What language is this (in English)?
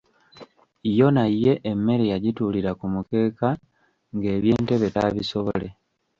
Ganda